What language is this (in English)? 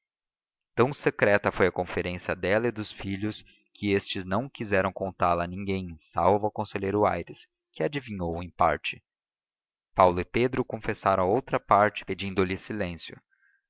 Portuguese